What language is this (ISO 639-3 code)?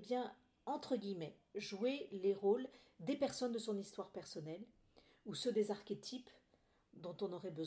fra